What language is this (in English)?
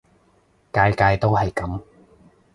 Cantonese